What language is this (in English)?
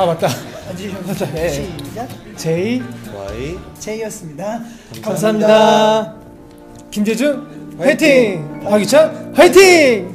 Korean